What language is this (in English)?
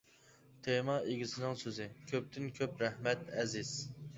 Uyghur